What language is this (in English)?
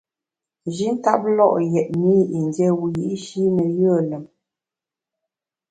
Bamun